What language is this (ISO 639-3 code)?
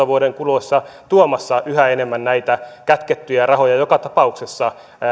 fin